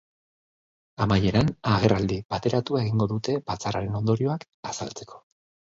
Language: Basque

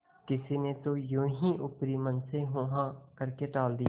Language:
Hindi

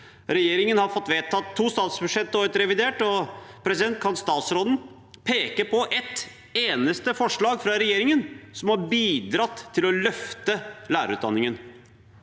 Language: Norwegian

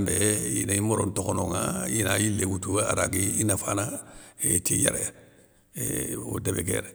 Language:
Soninke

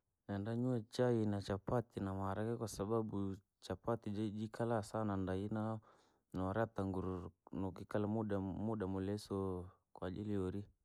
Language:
Langi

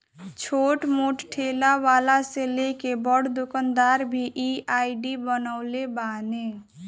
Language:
Bhojpuri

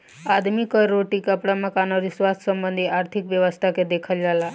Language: Bhojpuri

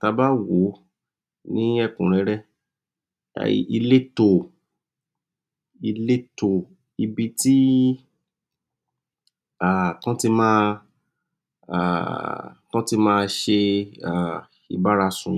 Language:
Yoruba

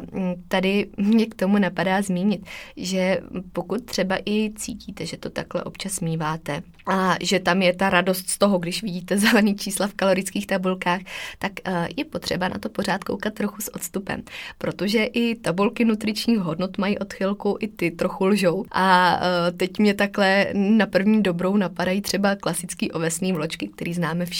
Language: Czech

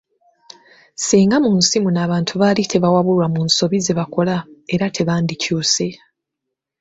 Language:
Ganda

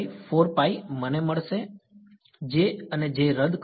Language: Gujarati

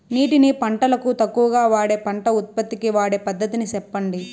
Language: Telugu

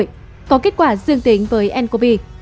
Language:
Vietnamese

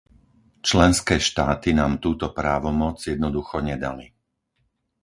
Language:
Slovak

